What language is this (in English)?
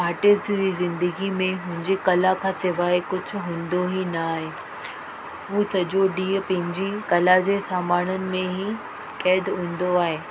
Sindhi